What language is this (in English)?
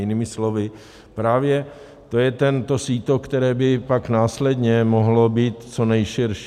Czech